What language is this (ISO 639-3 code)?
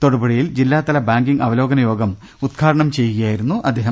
mal